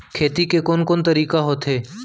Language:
Chhattisgarhi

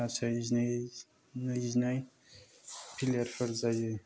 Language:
Bodo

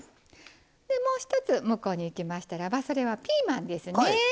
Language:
Japanese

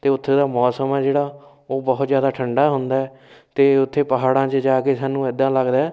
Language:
Punjabi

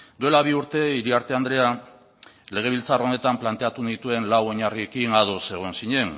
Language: Basque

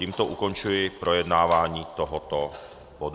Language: Czech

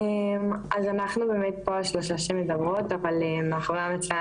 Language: Hebrew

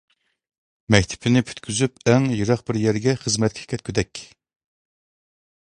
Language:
Uyghur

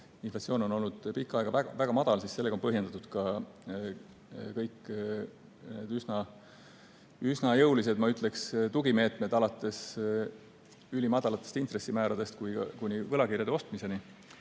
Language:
Estonian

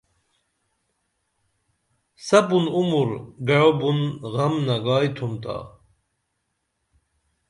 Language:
Dameli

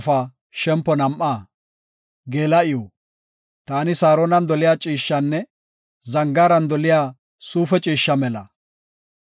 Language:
Gofa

